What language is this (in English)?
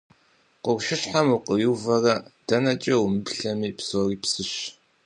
Kabardian